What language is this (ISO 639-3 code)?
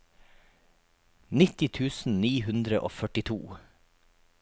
nor